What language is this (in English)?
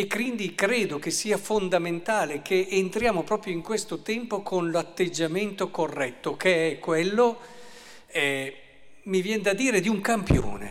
Italian